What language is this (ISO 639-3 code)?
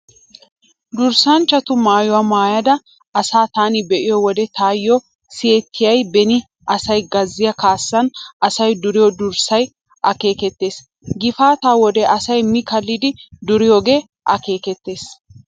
wal